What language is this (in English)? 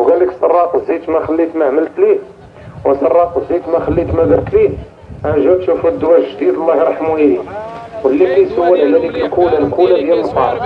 Arabic